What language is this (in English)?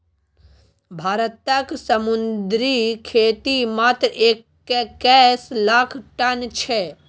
Maithili